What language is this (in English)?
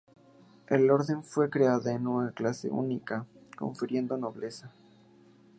Spanish